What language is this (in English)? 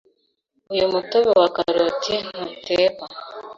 Kinyarwanda